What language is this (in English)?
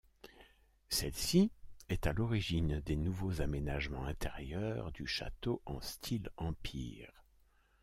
French